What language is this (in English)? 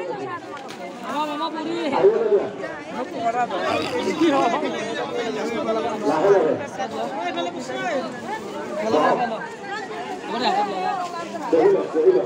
Arabic